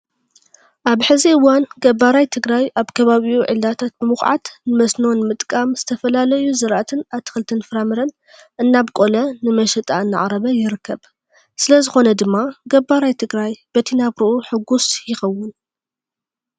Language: Tigrinya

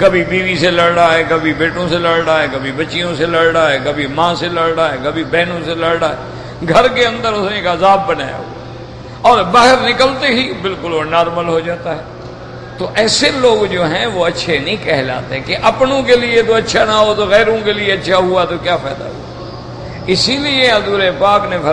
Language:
Arabic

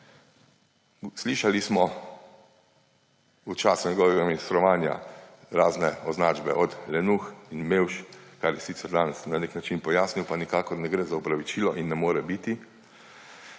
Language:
Slovenian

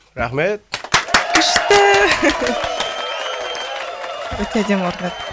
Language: Kazakh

